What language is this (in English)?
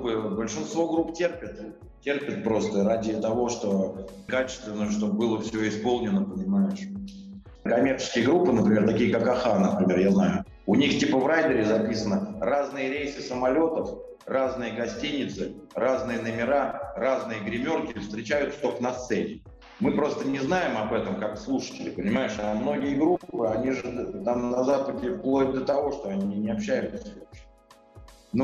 Russian